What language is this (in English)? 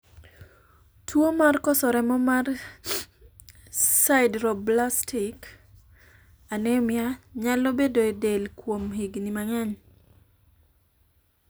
Luo (Kenya and Tanzania)